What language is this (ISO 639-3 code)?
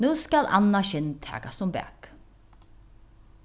fao